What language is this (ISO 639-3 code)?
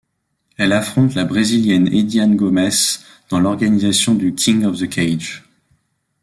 fra